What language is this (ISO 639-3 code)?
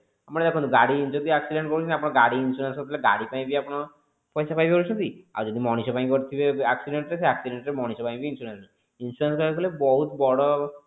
ori